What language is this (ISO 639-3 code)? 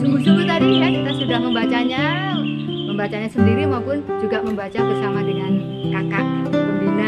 ind